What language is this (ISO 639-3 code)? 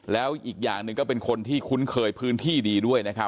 tha